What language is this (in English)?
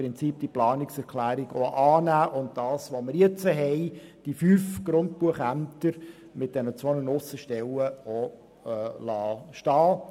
Swiss German